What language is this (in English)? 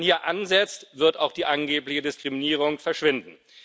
German